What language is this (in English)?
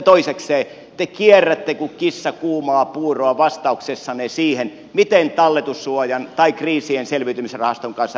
Finnish